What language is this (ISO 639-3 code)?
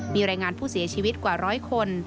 tha